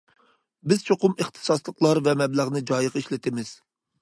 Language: Uyghur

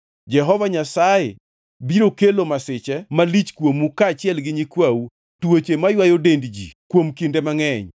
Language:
Luo (Kenya and Tanzania)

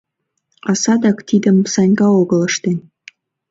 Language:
Mari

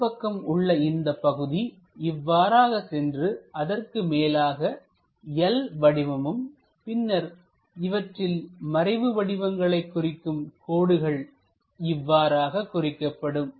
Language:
Tamil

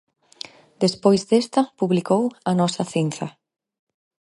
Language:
Galician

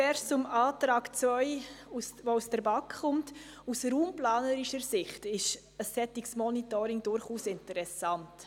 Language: Swiss German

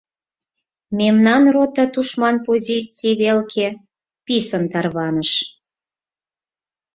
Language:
Mari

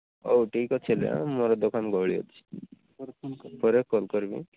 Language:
Odia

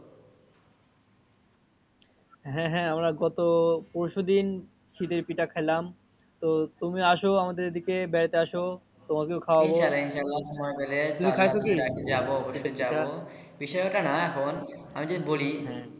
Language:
Bangla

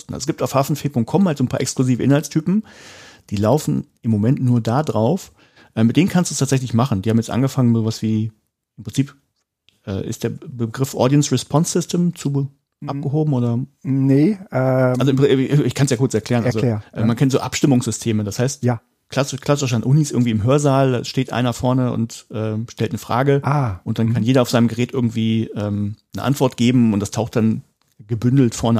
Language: German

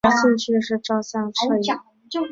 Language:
Chinese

